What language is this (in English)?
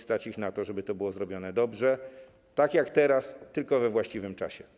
Polish